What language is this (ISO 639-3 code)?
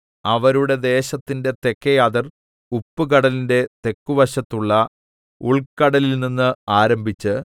mal